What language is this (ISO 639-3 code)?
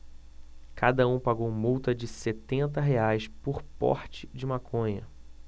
por